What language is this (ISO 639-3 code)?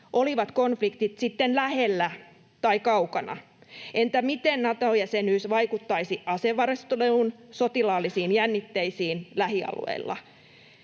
fin